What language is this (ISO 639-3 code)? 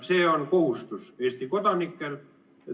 est